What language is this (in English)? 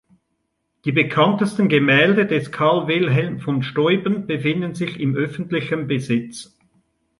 German